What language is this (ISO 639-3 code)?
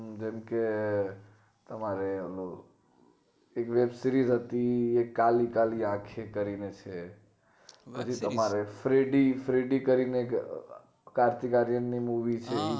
guj